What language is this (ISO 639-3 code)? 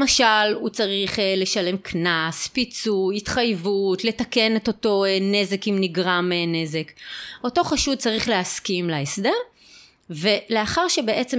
heb